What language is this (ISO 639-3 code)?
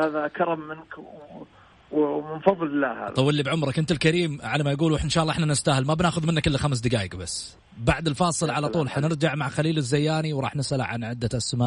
ara